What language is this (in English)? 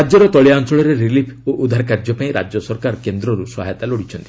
Odia